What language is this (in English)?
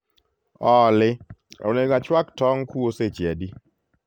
Luo (Kenya and Tanzania)